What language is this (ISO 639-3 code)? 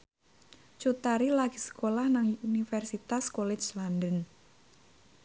jav